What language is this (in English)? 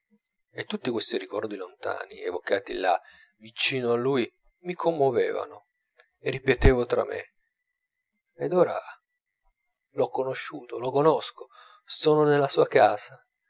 Italian